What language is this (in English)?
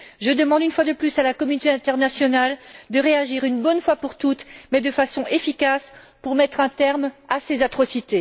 French